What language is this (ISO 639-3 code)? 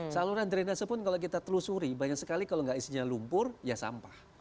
ind